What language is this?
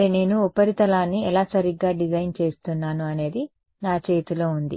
Telugu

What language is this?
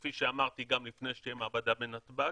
Hebrew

